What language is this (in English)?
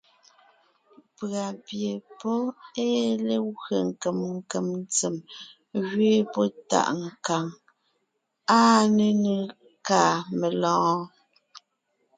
Ngiemboon